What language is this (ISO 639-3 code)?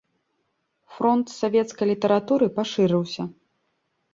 bel